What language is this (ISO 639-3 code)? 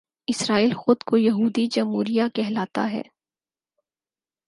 urd